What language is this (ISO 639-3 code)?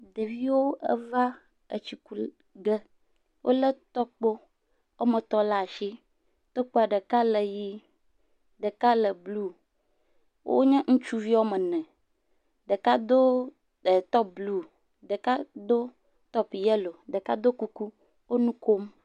ewe